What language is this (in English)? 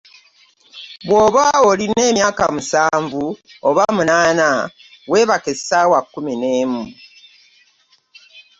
Ganda